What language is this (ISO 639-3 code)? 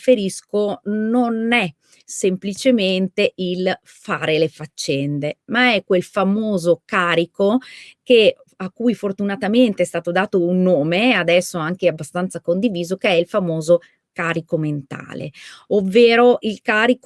ita